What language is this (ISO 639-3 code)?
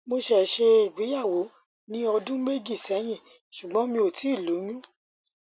yor